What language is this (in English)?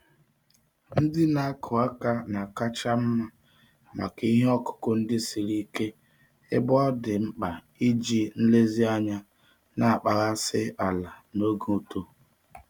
Igbo